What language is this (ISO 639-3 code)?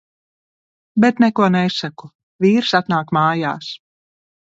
lav